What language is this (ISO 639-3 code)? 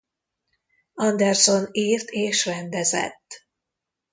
hun